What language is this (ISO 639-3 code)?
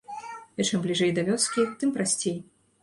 bel